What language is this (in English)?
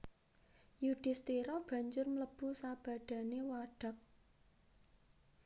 Javanese